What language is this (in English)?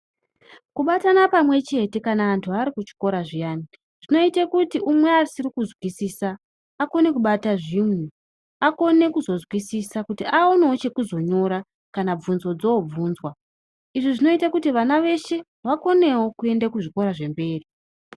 Ndau